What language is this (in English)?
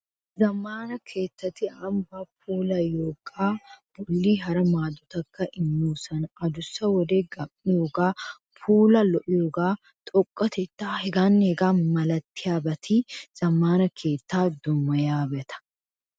Wolaytta